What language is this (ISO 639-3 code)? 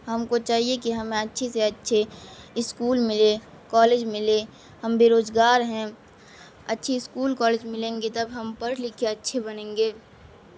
urd